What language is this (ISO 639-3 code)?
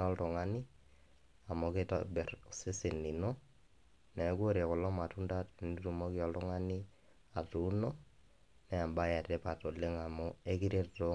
mas